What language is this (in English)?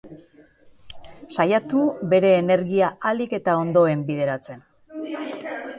Basque